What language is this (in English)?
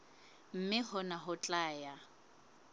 Southern Sotho